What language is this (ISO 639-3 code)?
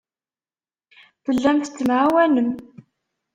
kab